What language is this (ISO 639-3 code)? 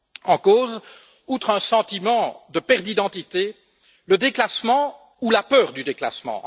fra